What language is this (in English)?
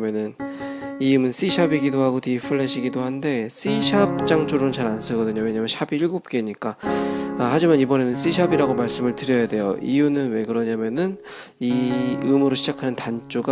Korean